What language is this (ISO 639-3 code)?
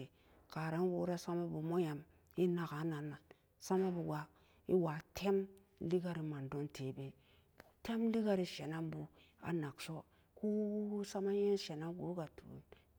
ccg